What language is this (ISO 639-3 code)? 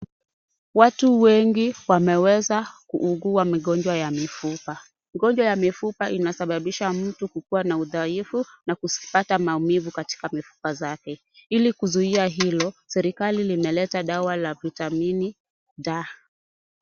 swa